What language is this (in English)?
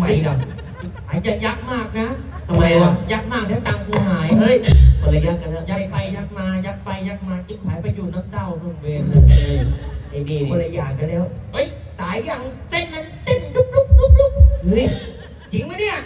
Thai